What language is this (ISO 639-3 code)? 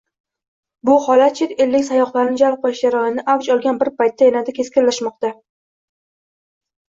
uzb